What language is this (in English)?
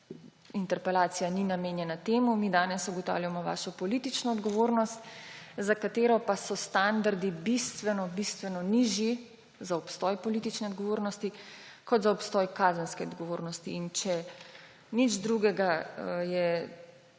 Slovenian